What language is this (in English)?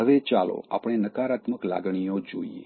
Gujarati